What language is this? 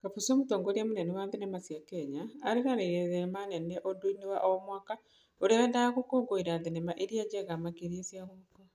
Kikuyu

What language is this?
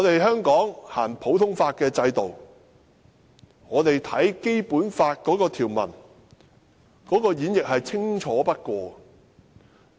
Cantonese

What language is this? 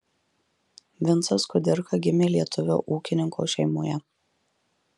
Lithuanian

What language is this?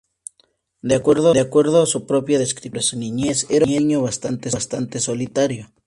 Spanish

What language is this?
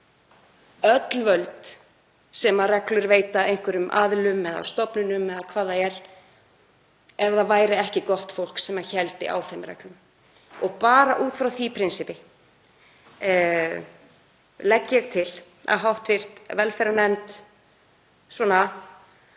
Icelandic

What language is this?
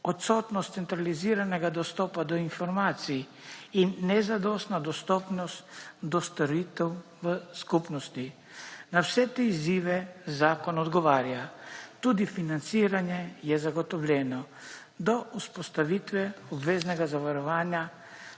Slovenian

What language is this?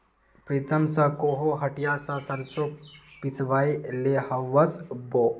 Magahi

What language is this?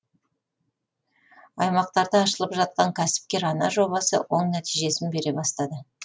Kazakh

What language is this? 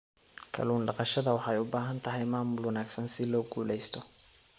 Somali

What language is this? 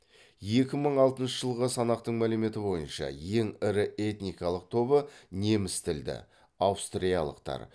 Kazakh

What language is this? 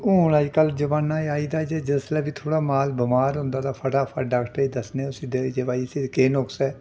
Dogri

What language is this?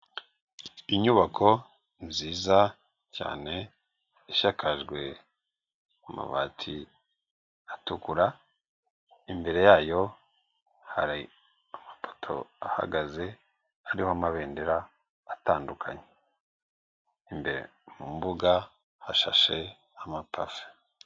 Kinyarwanda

